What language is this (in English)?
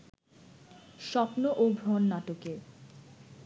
Bangla